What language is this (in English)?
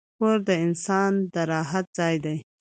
Pashto